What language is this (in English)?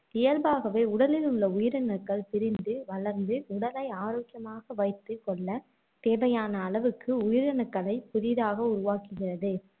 Tamil